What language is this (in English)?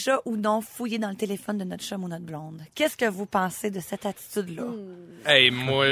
French